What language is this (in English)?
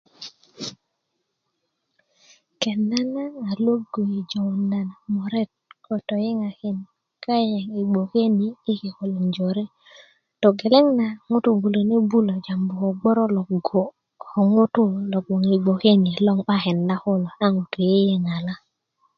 Kuku